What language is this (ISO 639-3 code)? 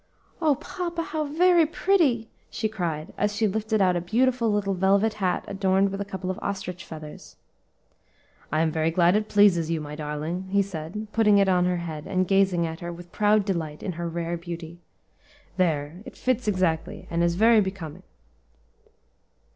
eng